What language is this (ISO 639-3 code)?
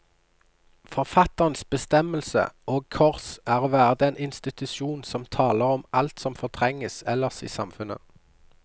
nor